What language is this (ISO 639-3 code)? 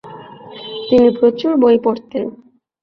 ben